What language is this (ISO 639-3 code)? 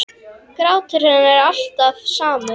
isl